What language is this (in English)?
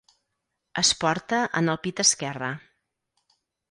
Catalan